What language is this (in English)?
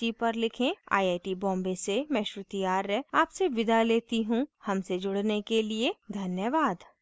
Hindi